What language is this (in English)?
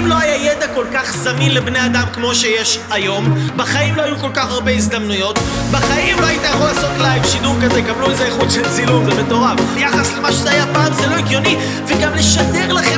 Hebrew